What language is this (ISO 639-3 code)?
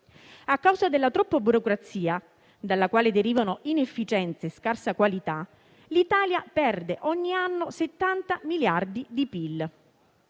ita